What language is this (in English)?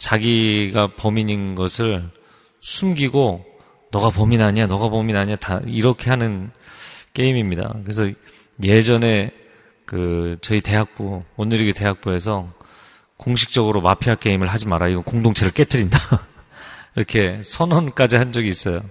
Korean